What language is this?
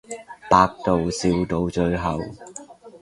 Cantonese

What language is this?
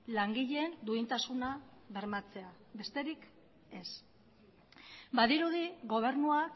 Basque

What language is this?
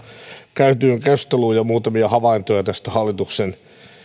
Finnish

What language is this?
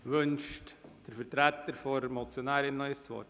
Swiss German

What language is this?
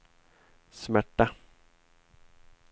Swedish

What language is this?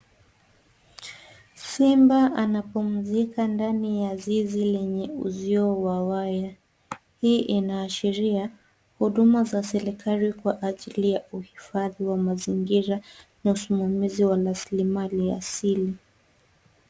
Swahili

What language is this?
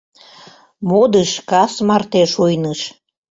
Mari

